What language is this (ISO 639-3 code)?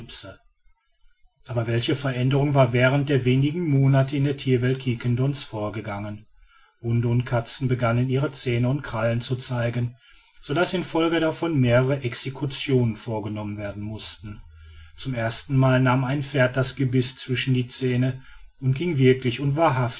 deu